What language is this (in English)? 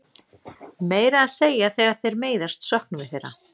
Icelandic